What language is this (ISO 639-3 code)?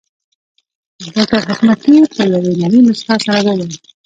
pus